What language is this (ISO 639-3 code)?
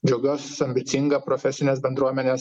lit